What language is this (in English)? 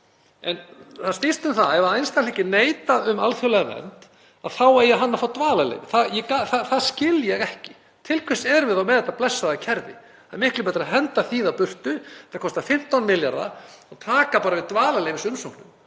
Icelandic